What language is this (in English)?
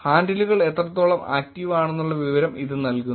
Malayalam